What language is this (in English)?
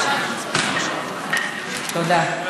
Hebrew